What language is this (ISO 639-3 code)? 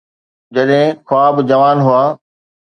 snd